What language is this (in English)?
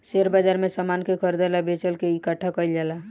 Bhojpuri